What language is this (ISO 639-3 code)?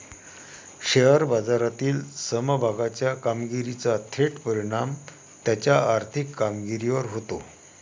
mar